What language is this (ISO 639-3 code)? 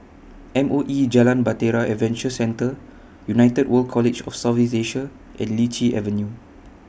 eng